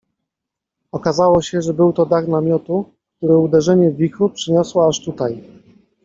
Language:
Polish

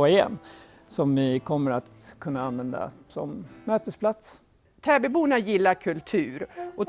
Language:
Swedish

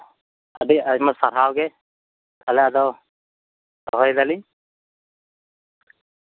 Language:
Santali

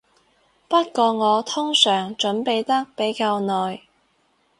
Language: Cantonese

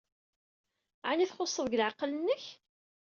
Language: Kabyle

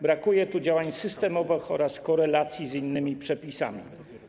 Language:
Polish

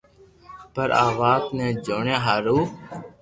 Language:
Loarki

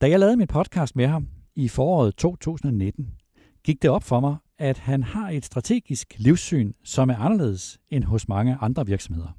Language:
Danish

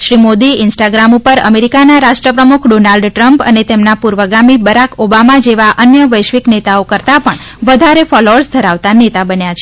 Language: Gujarati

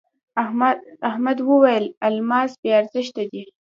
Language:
Pashto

